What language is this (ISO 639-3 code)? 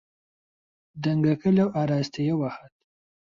ckb